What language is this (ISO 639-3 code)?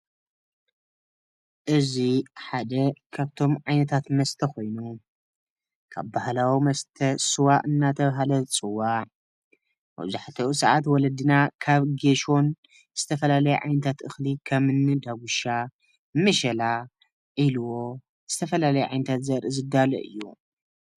tir